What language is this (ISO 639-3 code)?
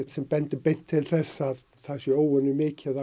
isl